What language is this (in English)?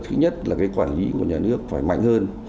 Vietnamese